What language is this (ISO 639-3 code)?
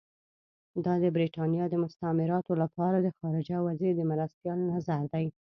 pus